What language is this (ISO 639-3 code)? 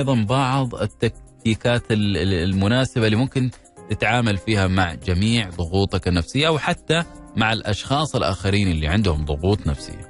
ara